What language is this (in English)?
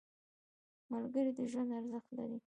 Pashto